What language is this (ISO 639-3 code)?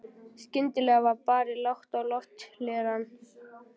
isl